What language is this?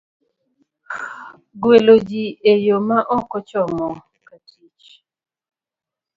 Luo (Kenya and Tanzania)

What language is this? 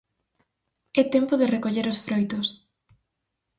Galician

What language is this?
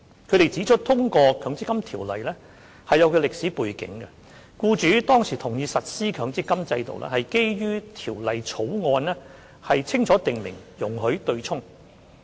Cantonese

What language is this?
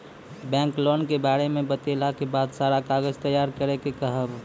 Maithili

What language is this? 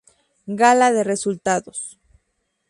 Spanish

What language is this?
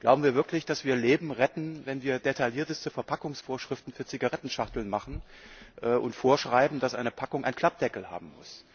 German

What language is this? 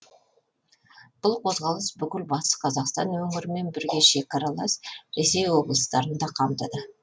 Kazakh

